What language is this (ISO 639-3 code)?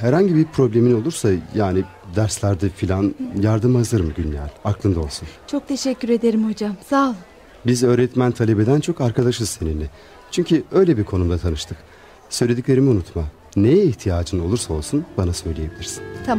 tur